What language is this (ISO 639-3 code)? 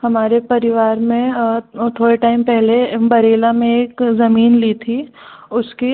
hin